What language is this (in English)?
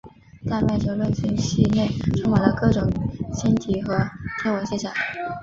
Chinese